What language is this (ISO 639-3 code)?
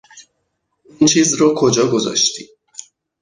fas